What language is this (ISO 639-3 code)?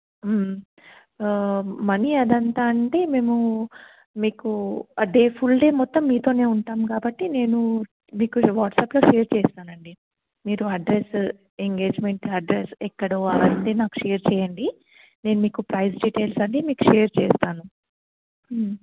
tel